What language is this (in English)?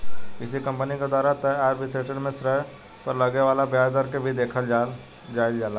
Bhojpuri